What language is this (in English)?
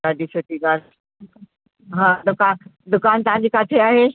Sindhi